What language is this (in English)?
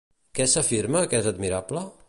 Catalan